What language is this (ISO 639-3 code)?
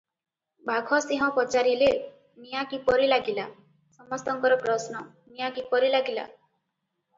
ori